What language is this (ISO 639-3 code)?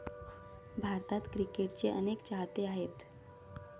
mar